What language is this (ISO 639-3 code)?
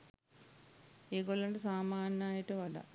sin